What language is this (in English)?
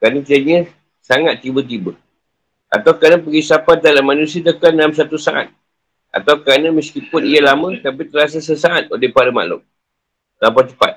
Malay